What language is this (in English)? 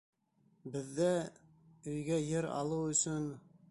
Bashkir